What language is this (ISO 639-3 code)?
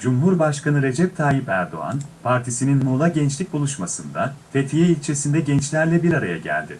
tur